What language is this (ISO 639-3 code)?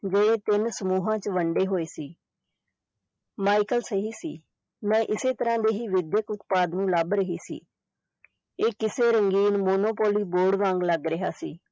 pan